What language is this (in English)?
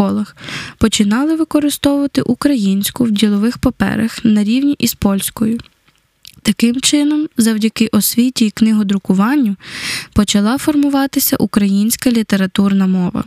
Ukrainian